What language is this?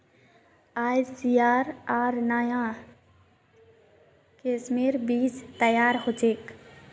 Magahi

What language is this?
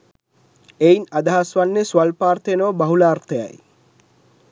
Sinhala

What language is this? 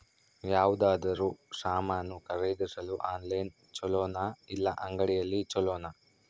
Kannada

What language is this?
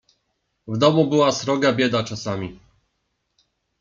Polish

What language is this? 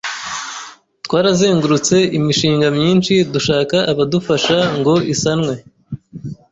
Kinyarwanda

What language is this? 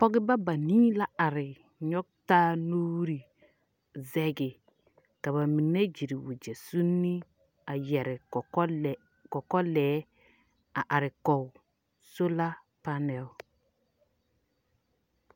Southern Dagaare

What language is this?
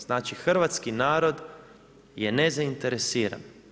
Croatian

